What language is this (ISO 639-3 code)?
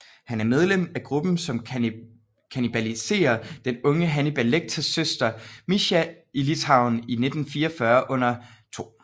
dan